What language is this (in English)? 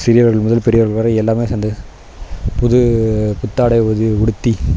Tamil